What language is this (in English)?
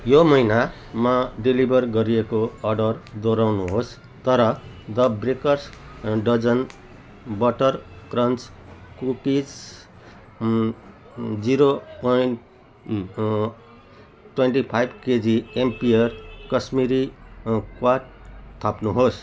Nepali